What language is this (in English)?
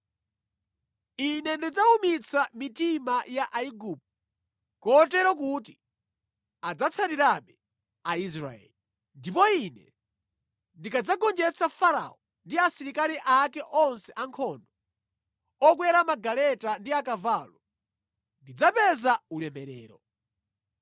Nyanja